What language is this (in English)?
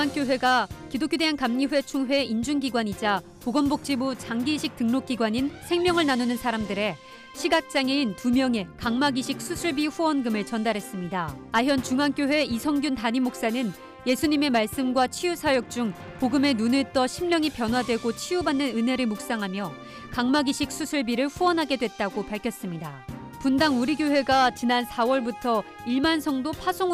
Korean